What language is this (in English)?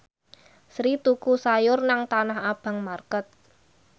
Javanese